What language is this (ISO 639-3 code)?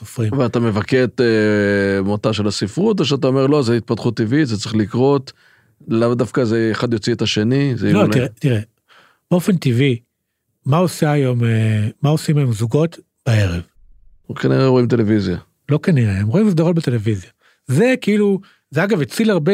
heb